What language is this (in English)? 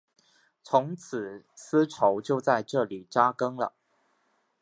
Chinese